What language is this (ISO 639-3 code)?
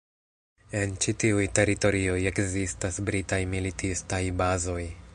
epo